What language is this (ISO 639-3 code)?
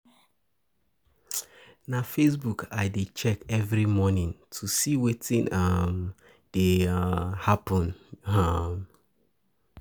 pcm